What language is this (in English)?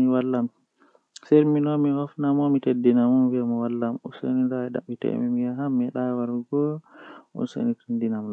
Western Niger Fulfulde